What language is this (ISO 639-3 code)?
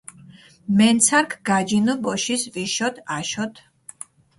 xmf